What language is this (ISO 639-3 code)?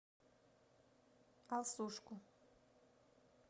rus